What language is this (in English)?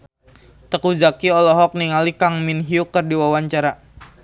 Sundanese